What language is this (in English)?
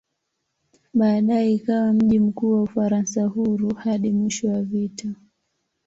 Swahili